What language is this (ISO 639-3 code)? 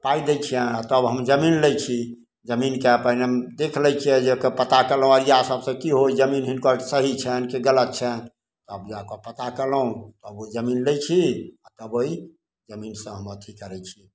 mai